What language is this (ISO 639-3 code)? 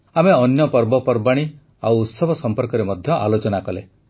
ori